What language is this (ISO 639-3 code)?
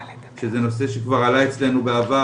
heb